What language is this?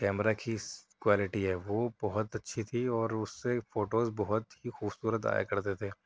Urdu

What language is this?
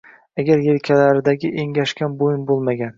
Uzbek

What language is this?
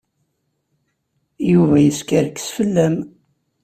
Kabyle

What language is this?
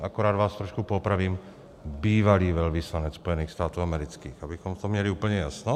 Czech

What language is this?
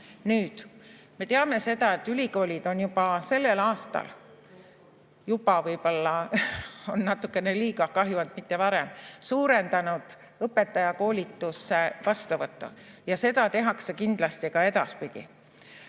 Estonian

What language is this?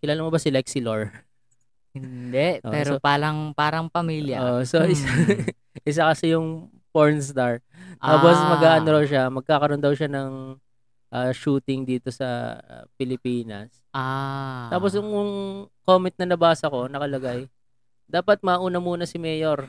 Filipino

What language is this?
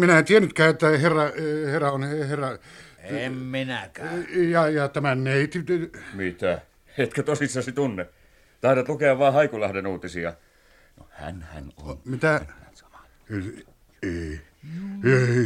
Finnish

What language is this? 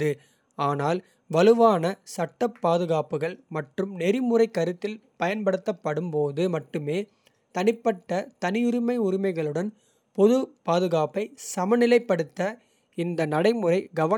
Kota (India)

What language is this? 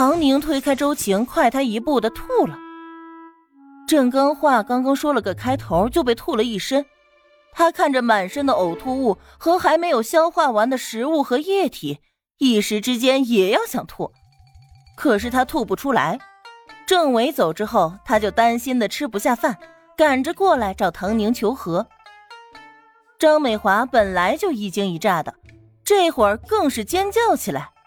Chinese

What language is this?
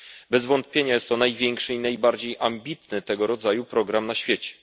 Polish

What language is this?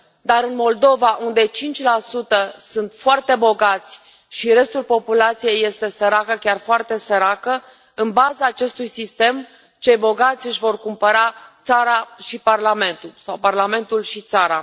Romanian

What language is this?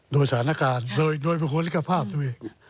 Thai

